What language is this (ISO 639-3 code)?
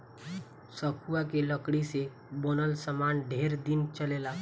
bho